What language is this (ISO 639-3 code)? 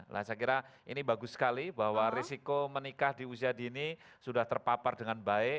ind